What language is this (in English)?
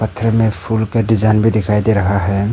Hindi